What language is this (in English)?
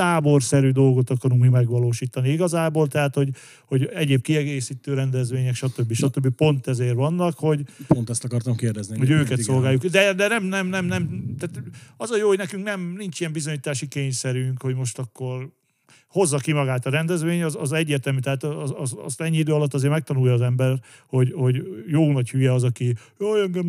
Hungarian